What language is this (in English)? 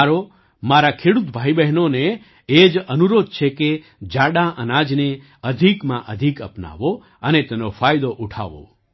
Gujarati